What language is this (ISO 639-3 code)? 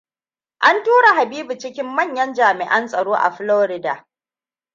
hau